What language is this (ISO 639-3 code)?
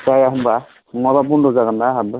brx